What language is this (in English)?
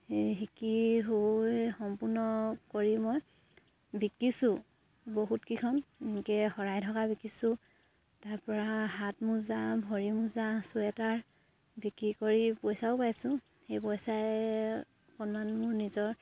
Assamese